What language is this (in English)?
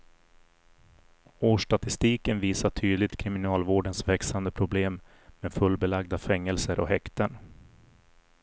Swedish